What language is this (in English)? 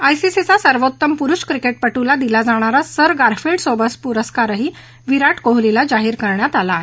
Marathi